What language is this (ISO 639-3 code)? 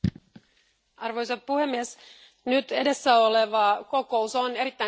fin